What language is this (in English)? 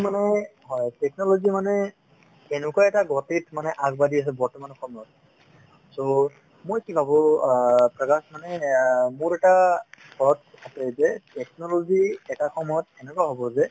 Assamese